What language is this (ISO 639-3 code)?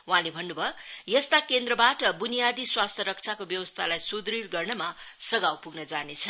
nep